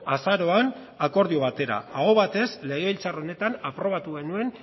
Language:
Basque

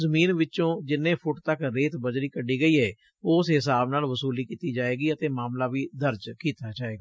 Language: Punjabi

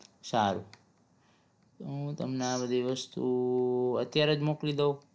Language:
Gujarati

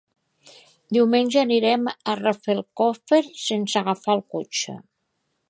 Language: Catalan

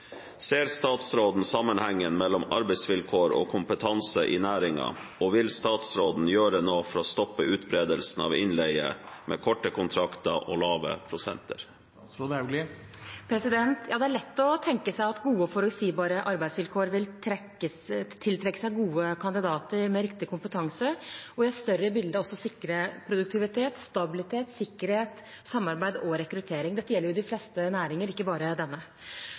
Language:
Norwegian Bokmål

